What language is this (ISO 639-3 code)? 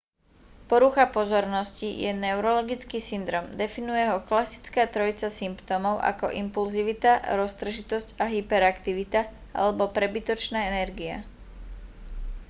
slk